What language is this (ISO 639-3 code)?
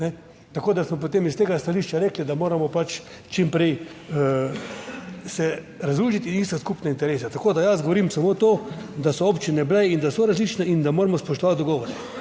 slv